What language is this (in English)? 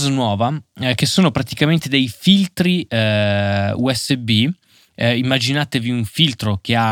Italian